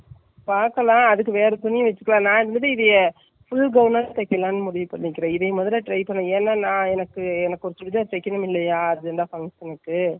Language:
Tamil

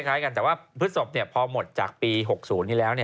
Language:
Thai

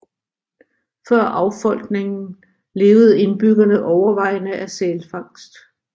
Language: Danish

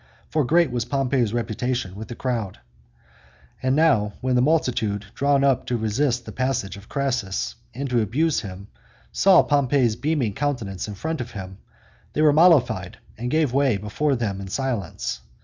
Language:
English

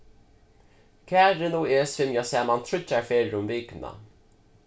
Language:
Faroese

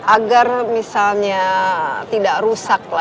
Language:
Indonesian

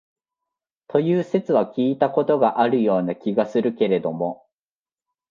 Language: Japanese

